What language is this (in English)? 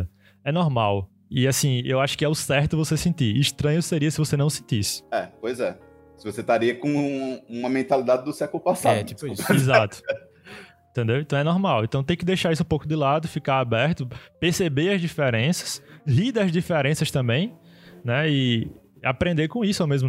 Portuguese